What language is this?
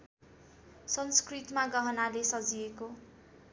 Nepali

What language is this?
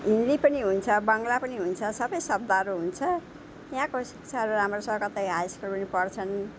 Nepali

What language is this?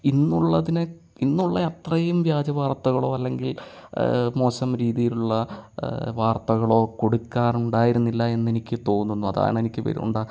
Malayalam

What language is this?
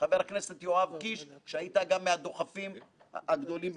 Hebrew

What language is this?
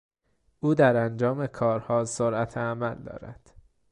Persian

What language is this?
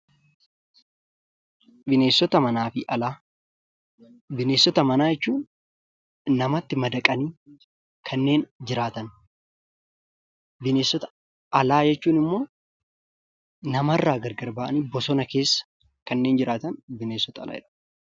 Oromo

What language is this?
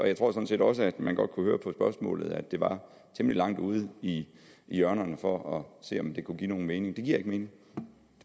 Danish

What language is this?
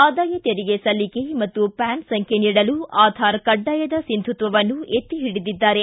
Kannada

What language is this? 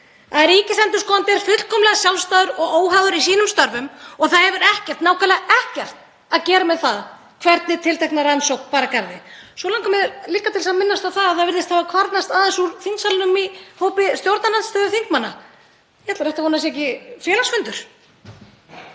Icelandic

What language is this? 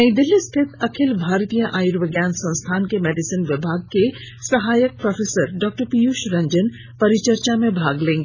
Hindi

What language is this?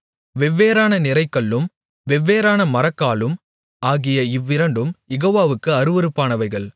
Tamil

